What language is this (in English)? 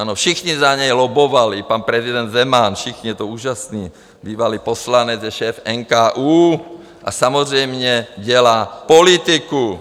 Czech